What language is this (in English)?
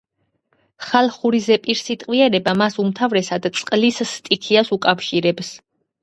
Georgian